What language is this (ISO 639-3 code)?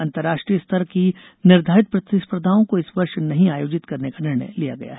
hin